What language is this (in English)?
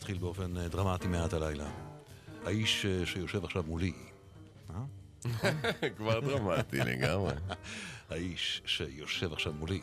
Hebrew